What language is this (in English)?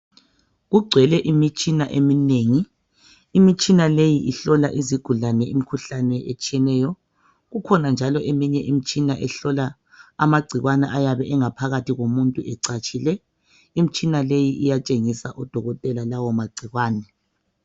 North Ndebele